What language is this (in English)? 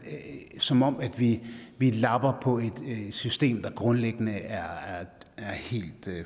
Danish